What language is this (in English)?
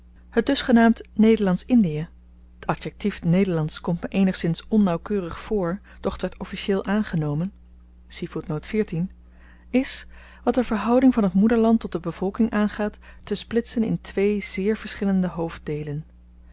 Dutch